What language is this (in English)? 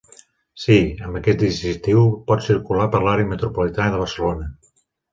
Catalan